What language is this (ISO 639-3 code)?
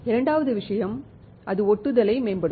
tam